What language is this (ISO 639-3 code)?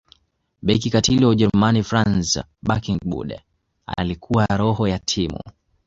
swa